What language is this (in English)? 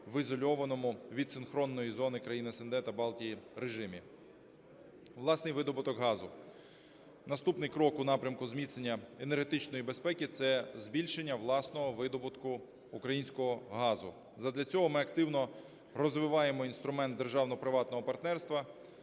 Ukrainian